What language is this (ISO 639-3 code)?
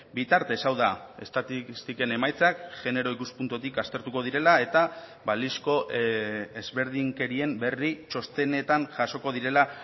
eus